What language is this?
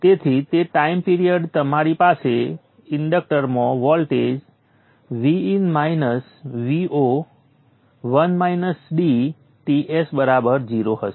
Gujarati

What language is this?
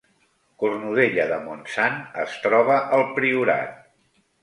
Catalan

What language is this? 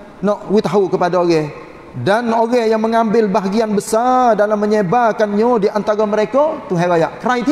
Malay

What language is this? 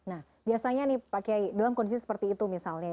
Indonesian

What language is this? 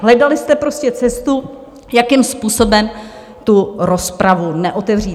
Czech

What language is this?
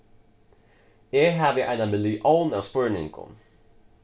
Faroese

